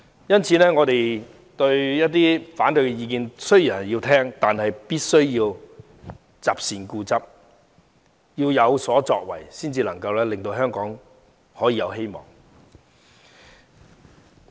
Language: Cantonese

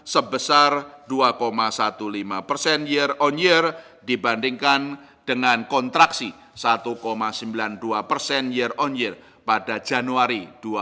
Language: Indonesian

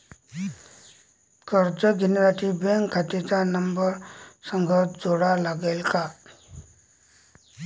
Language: Marathi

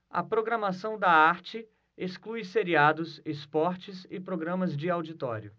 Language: Portuguese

